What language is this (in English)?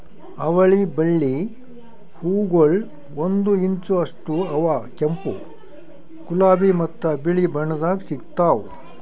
Kannada